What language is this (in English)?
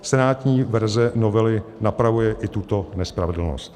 Czech